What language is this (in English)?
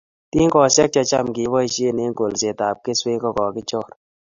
Kalenjin